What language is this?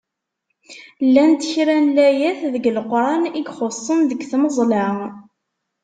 Kabyle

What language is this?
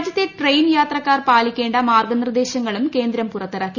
Malayalam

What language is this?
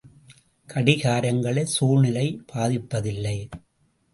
Tamil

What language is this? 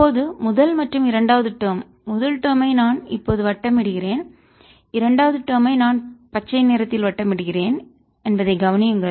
Tamil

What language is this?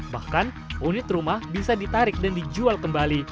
Indonesian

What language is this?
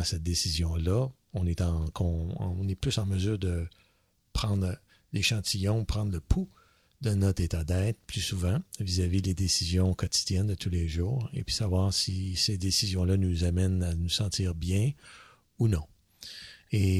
French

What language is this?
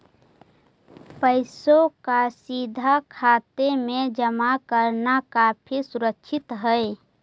Magahi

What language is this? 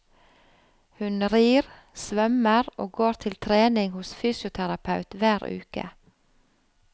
Norwegian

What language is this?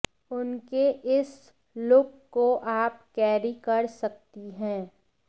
Hindi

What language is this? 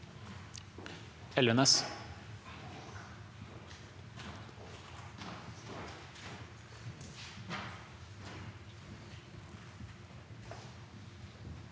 Norwegian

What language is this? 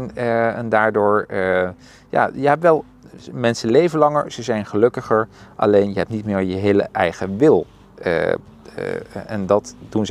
Dutch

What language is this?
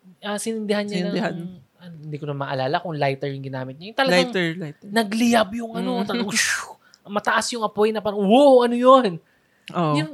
Filipino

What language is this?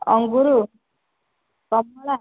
Odia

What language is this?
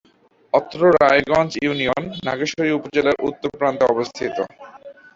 Bangla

